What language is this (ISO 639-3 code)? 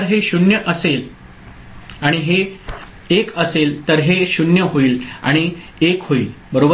mar